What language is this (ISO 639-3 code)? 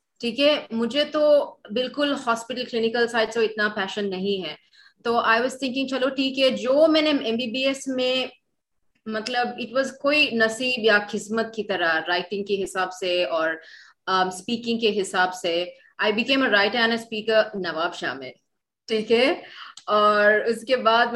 urd